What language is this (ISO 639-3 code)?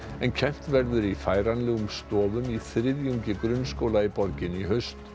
isl